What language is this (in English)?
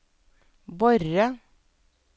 Norwegian